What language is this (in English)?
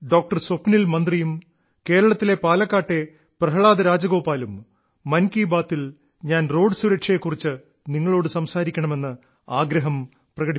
Malayalam